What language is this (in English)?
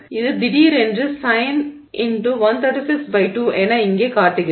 Tamil